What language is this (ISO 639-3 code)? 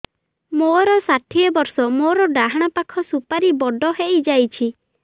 ori